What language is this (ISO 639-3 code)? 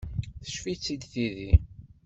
kab